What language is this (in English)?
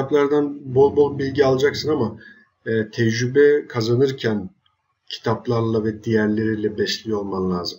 Turkish